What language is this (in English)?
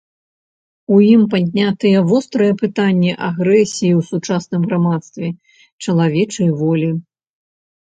Belarusian